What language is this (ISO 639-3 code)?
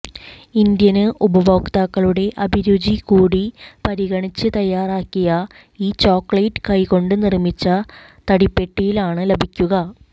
mal